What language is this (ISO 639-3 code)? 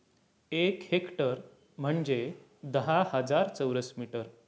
mar